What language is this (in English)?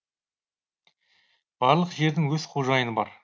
Kazakh